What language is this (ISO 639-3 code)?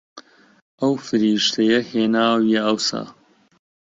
ckb